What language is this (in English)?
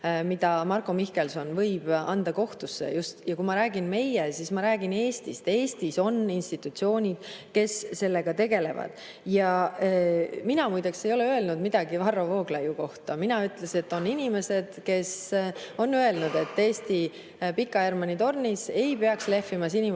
Estonian